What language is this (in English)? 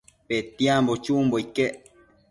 Matsés